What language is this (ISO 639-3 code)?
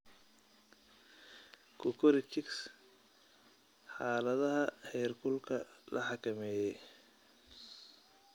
som